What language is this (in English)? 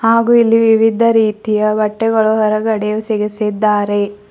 Kannada